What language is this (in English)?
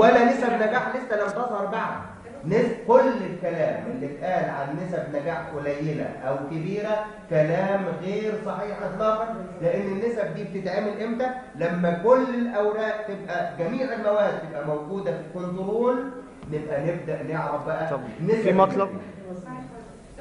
Arabic